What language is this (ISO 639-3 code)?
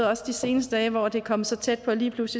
dan